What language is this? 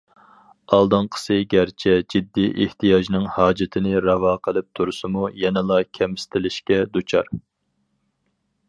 Uyghur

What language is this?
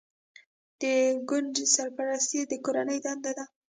Pashto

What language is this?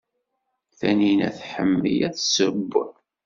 Kabyle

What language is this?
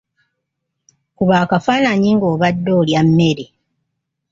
Ganda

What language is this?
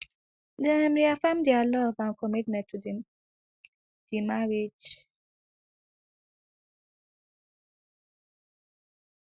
Nigerian Pidgin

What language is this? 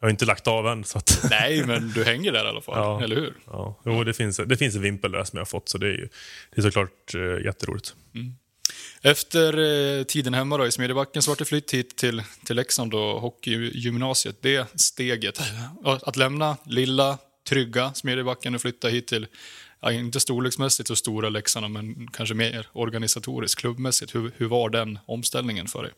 Swedish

